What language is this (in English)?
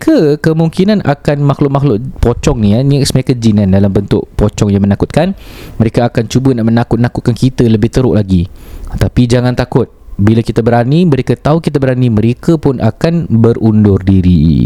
Malay